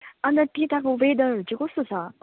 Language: Nepali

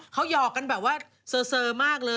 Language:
Thai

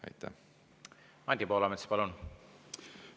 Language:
Estonian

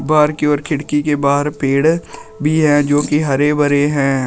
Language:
Hindi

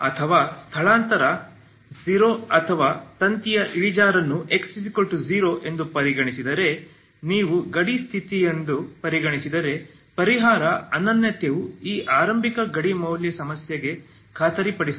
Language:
Kannada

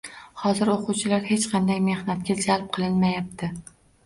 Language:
Uzbek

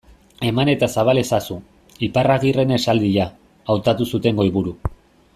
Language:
Basque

